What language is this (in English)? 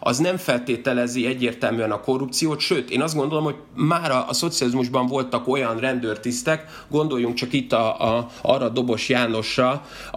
Hungarian